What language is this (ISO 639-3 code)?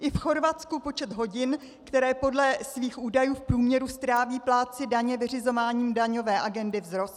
ces